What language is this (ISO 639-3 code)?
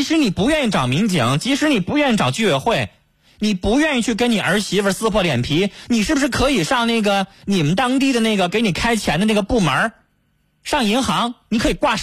zho